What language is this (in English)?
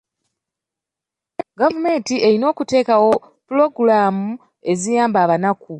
Ganda